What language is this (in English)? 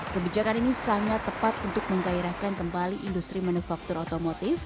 Indonesian